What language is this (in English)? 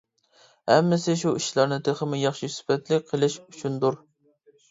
Uyghur